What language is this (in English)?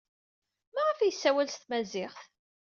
Kabyle